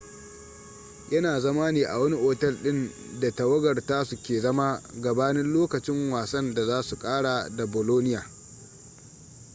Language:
Hausa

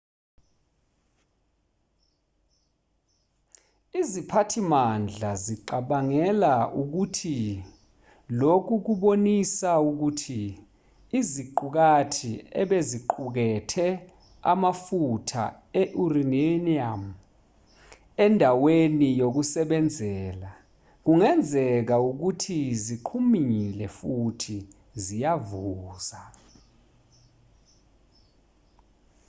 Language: Zulu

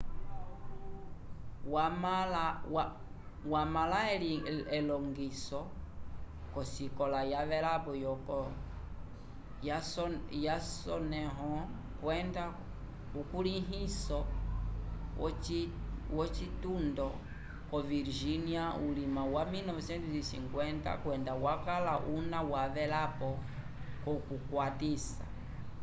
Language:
Umbundu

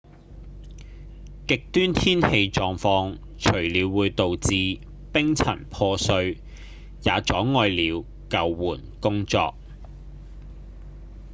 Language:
Cantonese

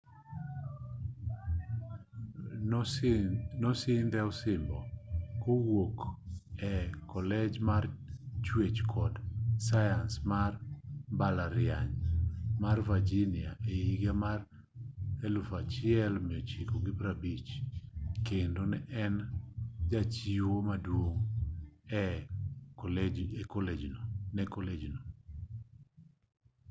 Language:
Luo (Kenya and Tanzania)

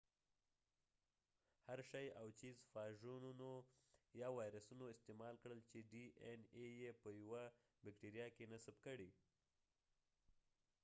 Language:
Pashto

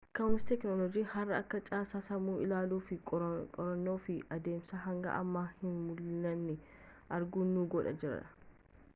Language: Oromo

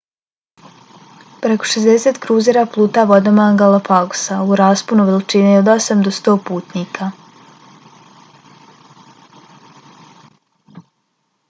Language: Bosnian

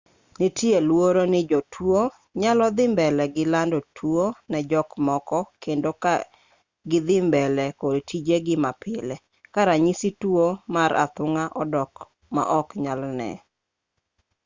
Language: Luo (Kenya and Tanzania)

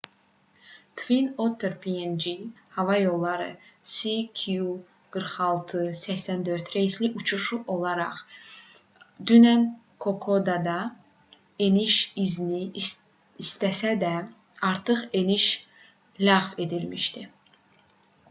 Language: Azerbaijani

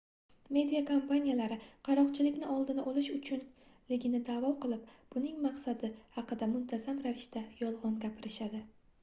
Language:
Uzbek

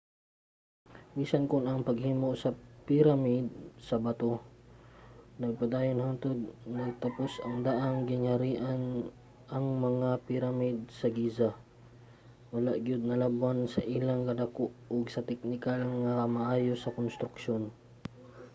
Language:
Cebuano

